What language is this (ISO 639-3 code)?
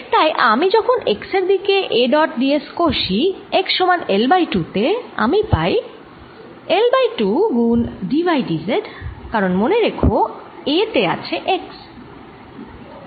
ben